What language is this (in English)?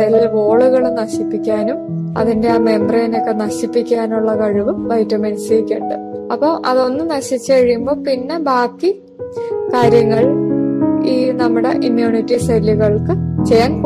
Malayalam